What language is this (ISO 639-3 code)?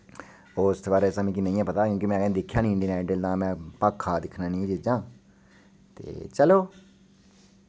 doi